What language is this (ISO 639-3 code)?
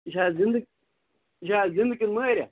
kas